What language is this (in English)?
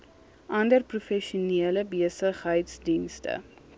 Afrikaans